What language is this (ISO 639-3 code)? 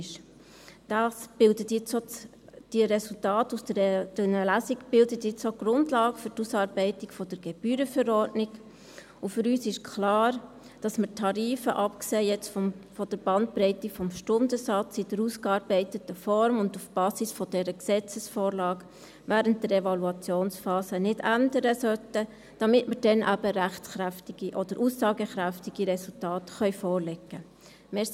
gsw